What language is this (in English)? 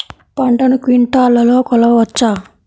Telugu